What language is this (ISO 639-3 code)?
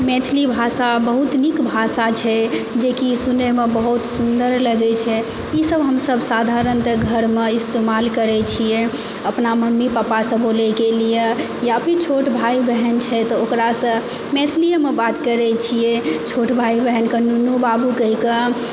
mai